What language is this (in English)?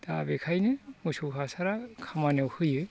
Bodo